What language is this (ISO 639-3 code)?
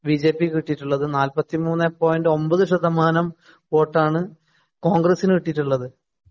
mal